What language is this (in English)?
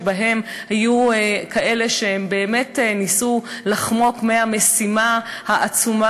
Hebrew